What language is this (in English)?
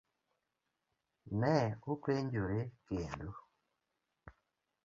Luo (Kenya and Tanzania)